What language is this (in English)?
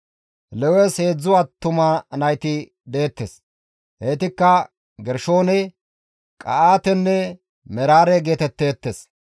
Gamo